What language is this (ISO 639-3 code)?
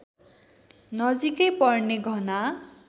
nep